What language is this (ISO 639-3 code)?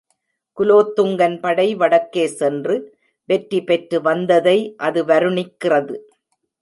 tam